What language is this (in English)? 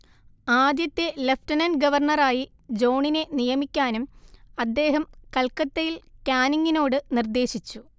Malayalam